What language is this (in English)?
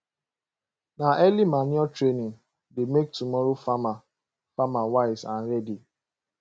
Nigerian Pidgin